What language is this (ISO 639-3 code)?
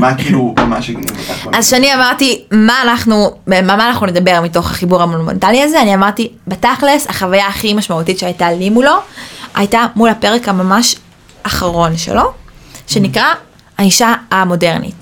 heb